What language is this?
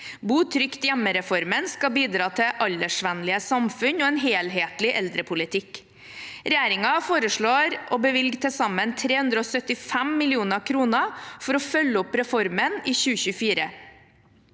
Norwegian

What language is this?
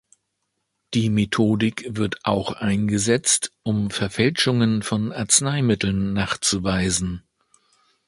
German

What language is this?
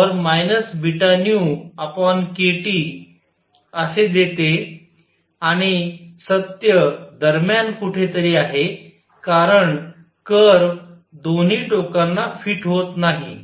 Marathi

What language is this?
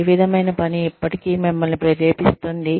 Telugu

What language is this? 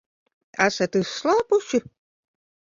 Latvian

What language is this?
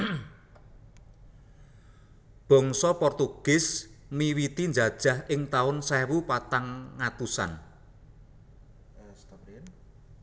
Javanese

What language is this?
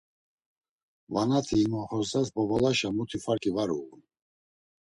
Laz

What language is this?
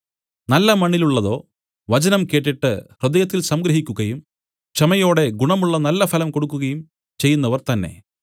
Malayalam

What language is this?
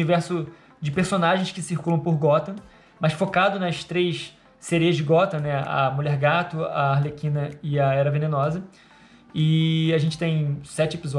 Portuguese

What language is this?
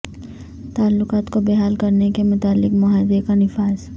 Urdu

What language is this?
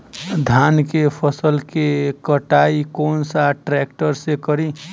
Bhojpuri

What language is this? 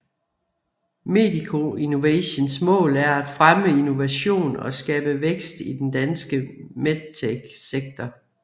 Danish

